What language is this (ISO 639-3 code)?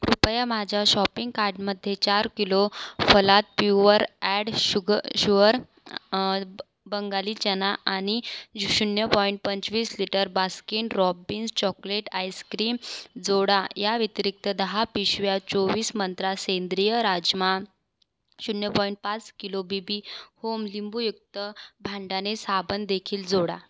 mar